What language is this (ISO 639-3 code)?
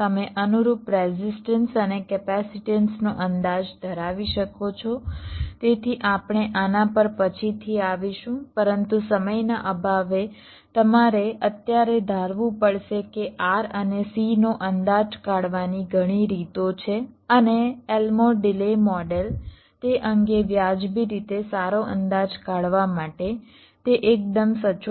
guj